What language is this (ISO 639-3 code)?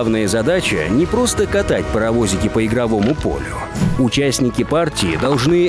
rus